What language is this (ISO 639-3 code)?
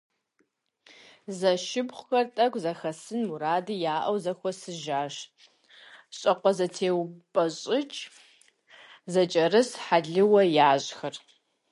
kbd